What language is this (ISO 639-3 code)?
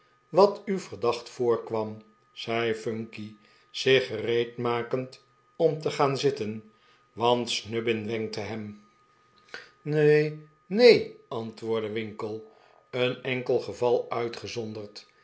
nld